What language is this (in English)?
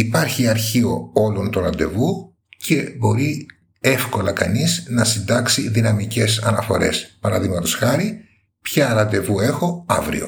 Greek